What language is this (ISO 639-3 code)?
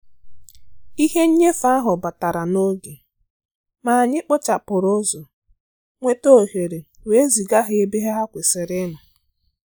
ibo